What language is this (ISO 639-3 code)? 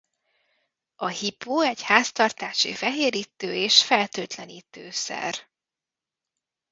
hun